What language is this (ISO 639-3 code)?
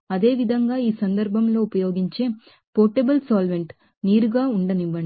tel